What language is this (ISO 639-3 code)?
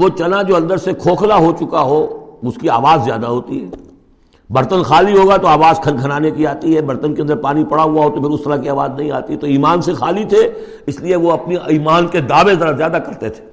urd